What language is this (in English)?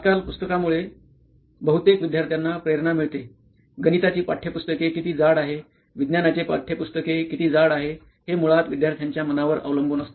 Marathi